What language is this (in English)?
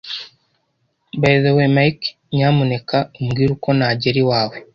Kinyarwanda